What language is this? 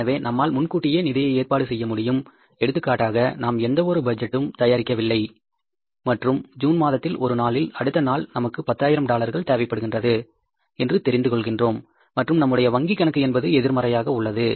Tamil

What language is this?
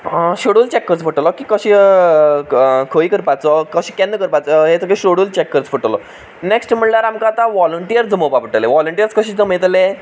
Konkani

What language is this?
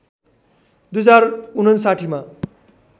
Nepali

